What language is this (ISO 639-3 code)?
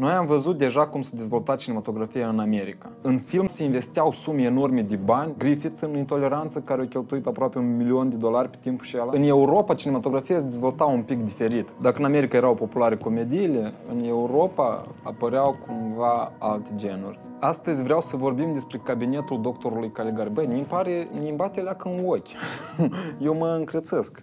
ron